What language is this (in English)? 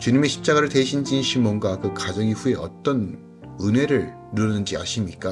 Korean